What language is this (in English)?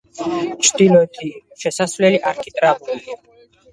Georgian